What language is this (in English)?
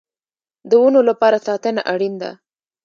Pashto